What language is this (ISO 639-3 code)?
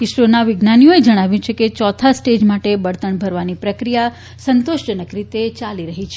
guj